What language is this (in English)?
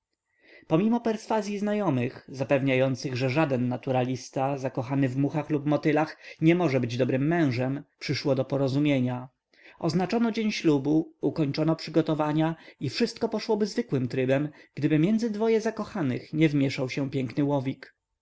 Polish